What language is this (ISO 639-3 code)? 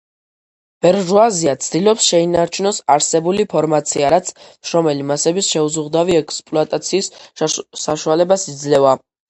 kat